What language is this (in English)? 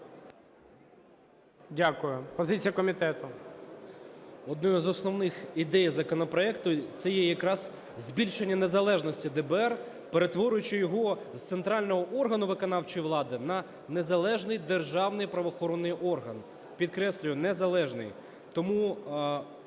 Ukrainian